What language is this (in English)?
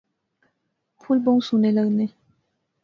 Pahari-Potwari